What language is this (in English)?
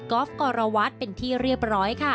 Thai